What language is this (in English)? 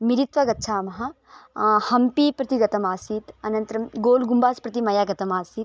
Sanskrit